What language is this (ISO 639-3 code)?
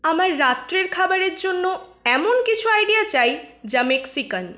ben